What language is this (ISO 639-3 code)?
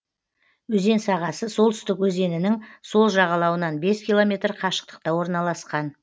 kaz